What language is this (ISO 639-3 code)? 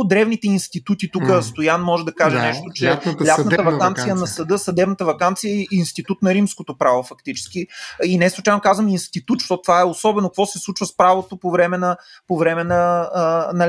bul